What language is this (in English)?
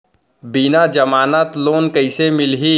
Chhattisgarhi